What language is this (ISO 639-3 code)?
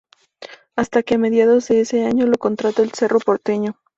spa